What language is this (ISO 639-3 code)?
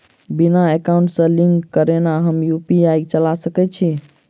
mai